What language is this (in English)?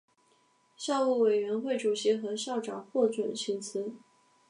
Chinese